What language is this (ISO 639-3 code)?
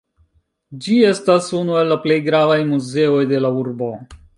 epo